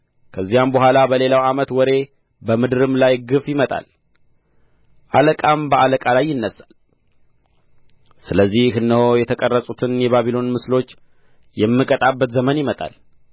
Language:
Amharic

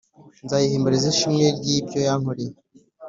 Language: Kinyarwanda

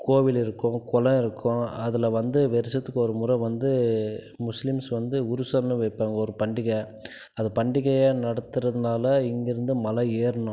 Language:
Tamil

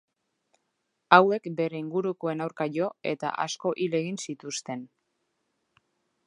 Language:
Basque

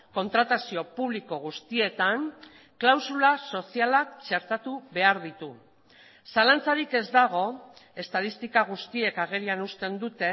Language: Basque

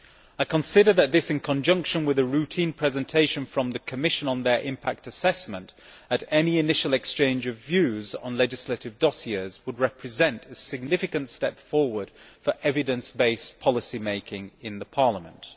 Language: English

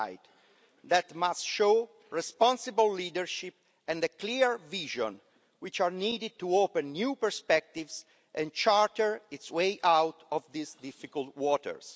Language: English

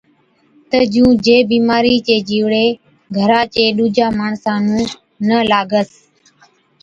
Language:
Od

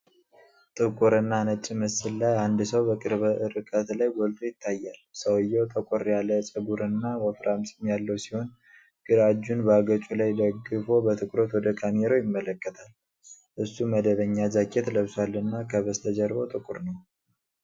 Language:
Amharic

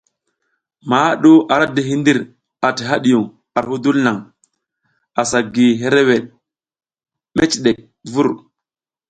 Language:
South Giziga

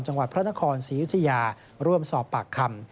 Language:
Thai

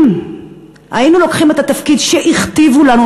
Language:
Hebrew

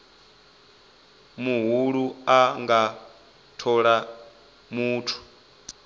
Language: Venda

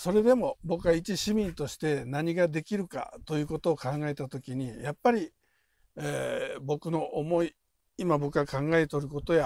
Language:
Japanese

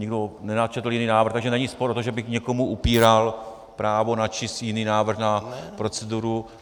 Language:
Czech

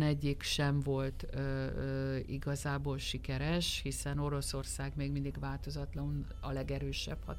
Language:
Hungarian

